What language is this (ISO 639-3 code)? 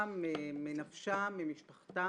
heb